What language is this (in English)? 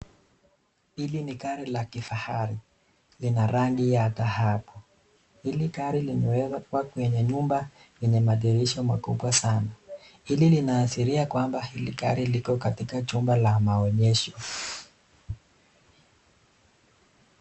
Swahili